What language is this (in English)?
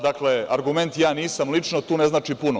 Serbian